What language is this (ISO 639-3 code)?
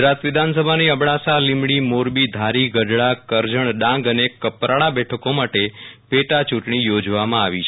guj